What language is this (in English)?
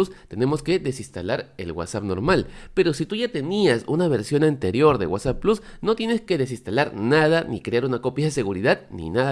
Spanish